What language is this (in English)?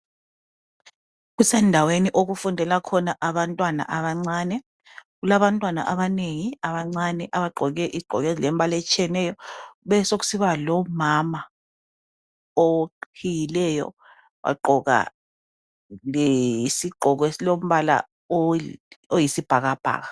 North Ndebele